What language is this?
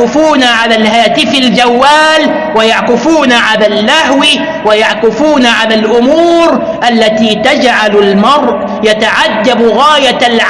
Arabic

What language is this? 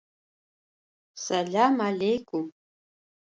Adyghe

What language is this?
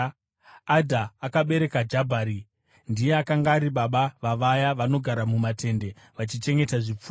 Shona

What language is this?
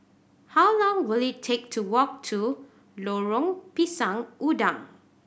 English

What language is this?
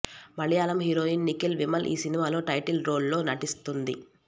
Telugu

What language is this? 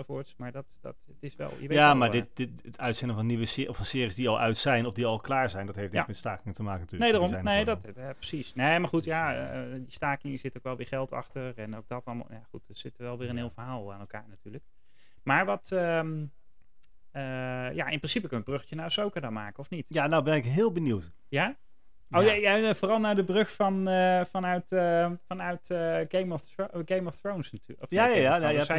Dutch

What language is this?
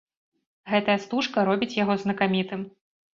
Belarusian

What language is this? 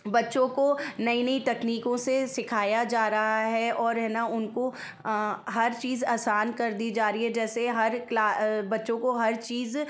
Hindi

